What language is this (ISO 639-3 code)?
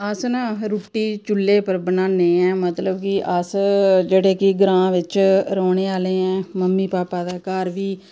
doi